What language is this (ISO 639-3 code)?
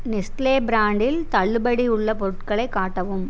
tam